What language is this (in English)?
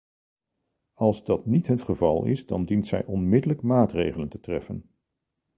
Dutch